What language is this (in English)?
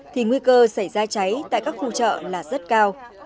Vietnamese